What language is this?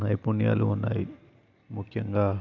Telugu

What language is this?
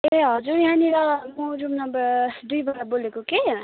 Nepali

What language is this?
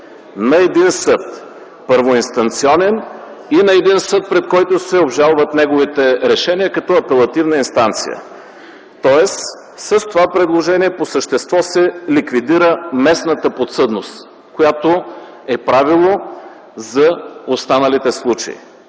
Bulgarian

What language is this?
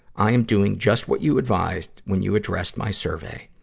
English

